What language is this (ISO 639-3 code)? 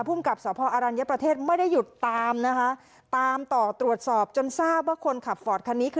tha